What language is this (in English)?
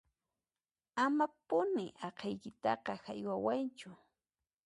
Puno Quechua